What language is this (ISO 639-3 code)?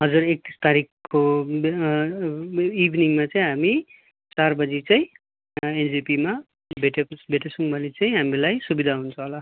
nep